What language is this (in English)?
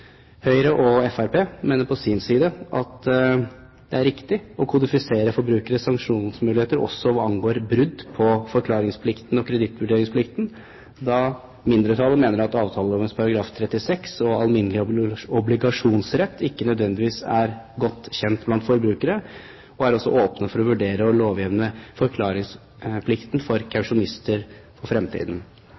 Norwegian Bokmål